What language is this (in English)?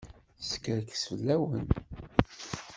Kabyle